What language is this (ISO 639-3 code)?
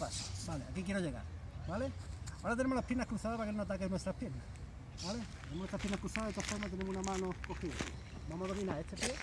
spa